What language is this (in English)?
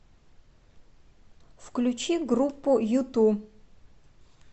Russian